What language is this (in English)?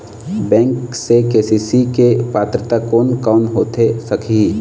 Chhattisgarhi